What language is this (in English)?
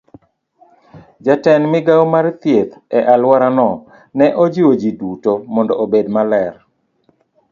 Luo (Kenya and Tanzania)